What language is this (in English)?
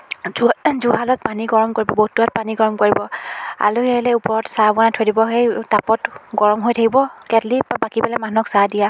Assamese